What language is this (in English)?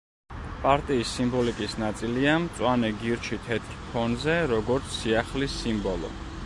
Georgian